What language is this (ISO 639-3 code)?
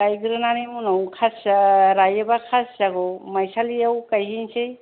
brx